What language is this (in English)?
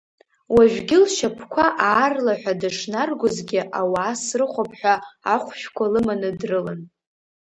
Abkhazian